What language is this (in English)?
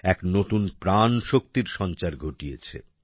Bangla